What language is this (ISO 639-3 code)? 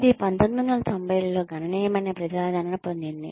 tel